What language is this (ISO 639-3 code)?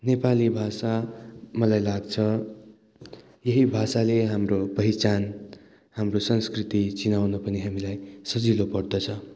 nep